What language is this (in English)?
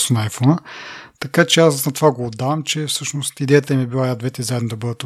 Bulgarian